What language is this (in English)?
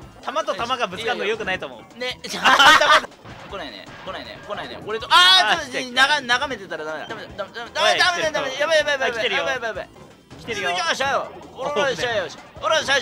Japanese